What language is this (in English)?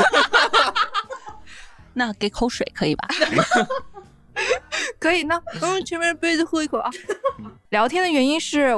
Chinese